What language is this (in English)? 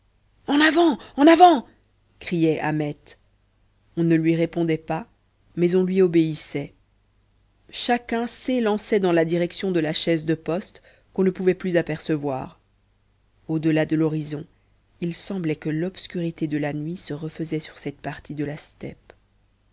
French